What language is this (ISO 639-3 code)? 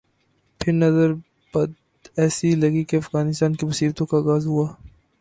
urd